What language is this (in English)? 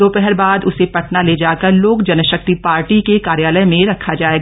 Hindi